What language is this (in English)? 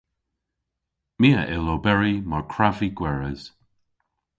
Cornish